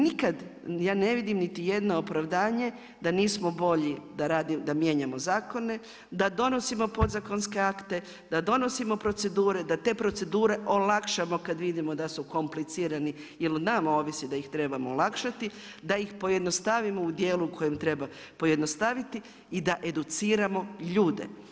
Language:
Croatian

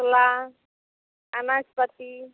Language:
Santali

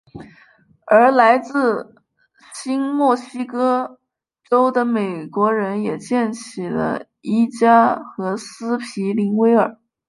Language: Chinese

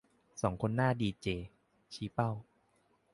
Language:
Thai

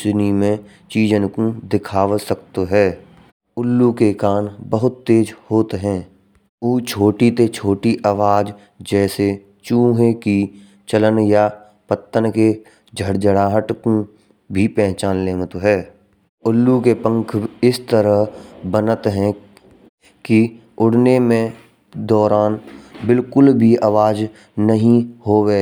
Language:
Braj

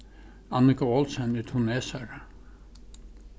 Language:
Faroese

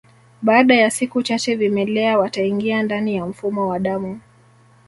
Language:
Swahili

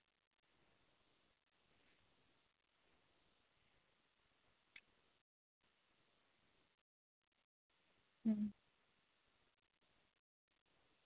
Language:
Santali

